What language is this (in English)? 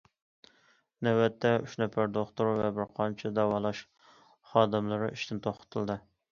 Uyghur